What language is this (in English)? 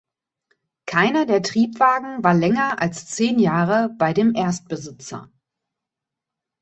German